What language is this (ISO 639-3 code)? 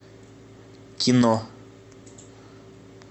rus